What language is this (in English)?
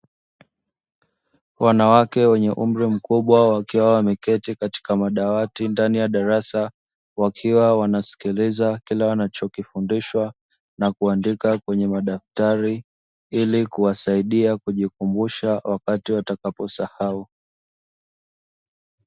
Swahili